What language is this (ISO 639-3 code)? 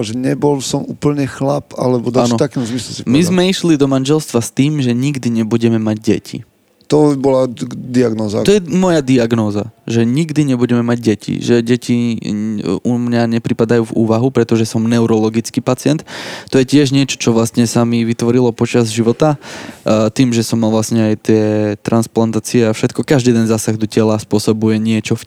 slk